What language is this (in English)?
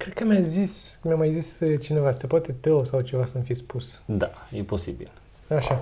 Romanian